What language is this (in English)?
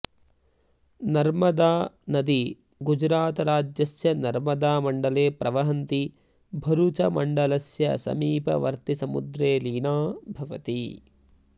Sanskrit